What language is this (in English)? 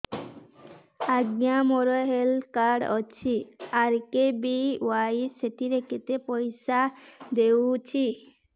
Odia